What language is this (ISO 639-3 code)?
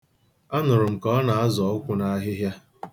ibo